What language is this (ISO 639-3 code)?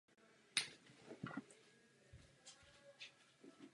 ces